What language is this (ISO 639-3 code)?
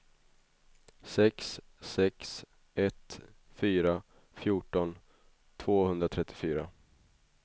swe